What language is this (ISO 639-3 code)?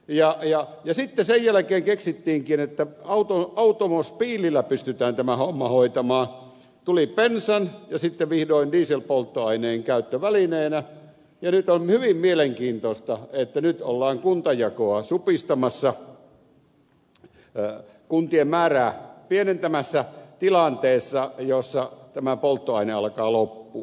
fin